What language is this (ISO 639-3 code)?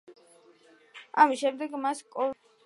kat